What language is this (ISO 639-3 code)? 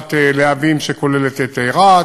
heb